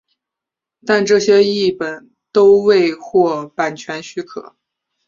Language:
Chinese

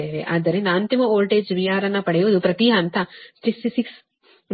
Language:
Kannada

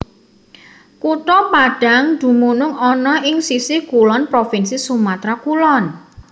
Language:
Javanese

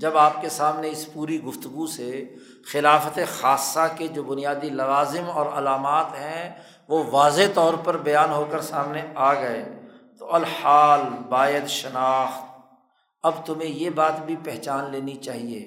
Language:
Urdu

